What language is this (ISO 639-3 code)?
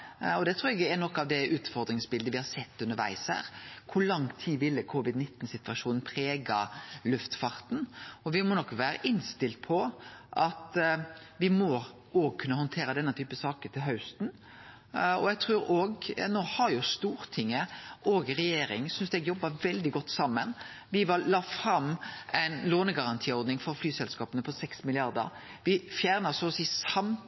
nno